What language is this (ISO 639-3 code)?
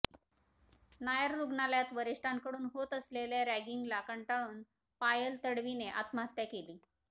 mar